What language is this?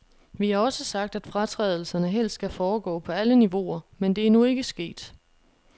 Danish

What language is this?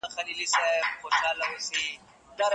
Pashto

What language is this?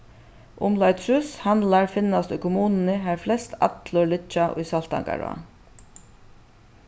Faroese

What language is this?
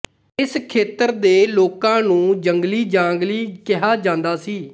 Punjabi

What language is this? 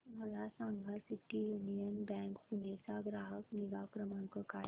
Marathi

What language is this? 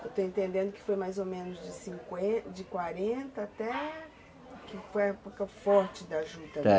Portuguese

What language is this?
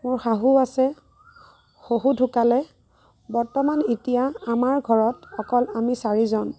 Assamese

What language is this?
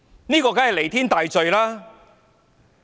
Cantonese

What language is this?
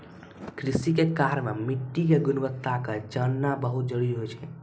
Maithili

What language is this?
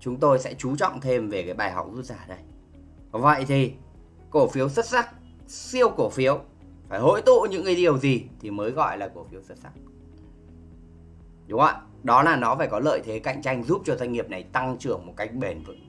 Vietnamese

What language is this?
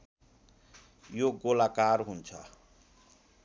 Nepali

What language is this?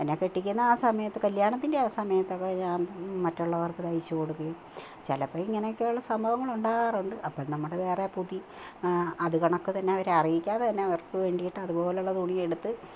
Malayalam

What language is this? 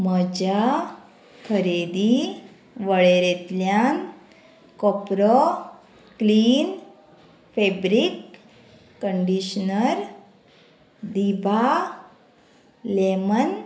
Konkani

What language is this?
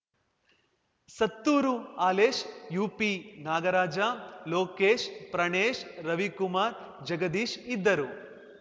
Kannada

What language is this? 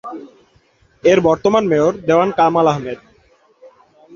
Bangla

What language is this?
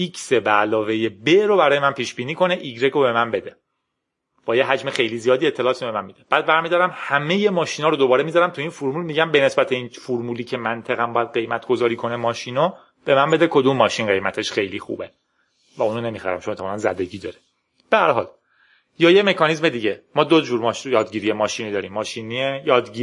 Persian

